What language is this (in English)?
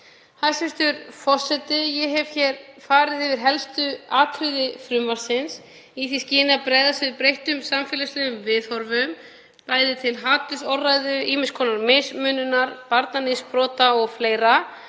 Icelandic